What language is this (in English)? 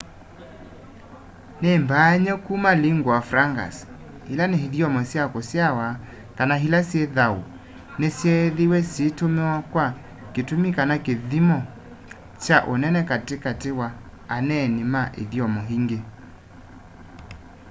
Kamba